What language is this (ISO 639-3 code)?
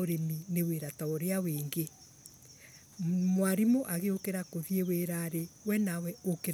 ebu